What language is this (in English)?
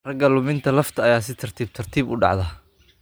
Somali